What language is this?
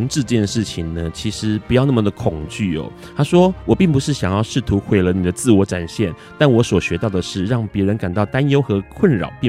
Chinese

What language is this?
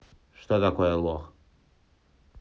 Russian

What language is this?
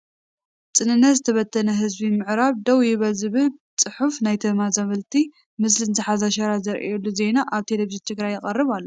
Tigrinya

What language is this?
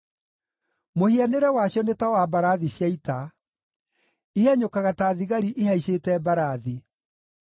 Kikuyu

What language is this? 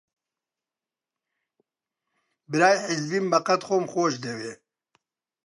Central Kurdish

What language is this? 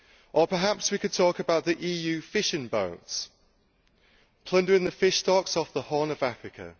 English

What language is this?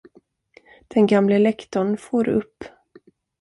Swedish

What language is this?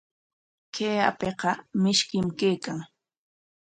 Corongo Ancash Quechua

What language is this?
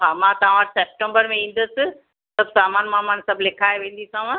Sindhi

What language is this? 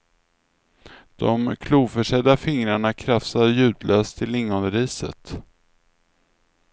Swedish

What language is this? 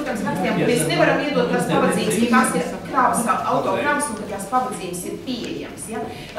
Latvian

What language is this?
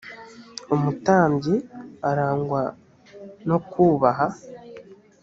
Kinyarwanda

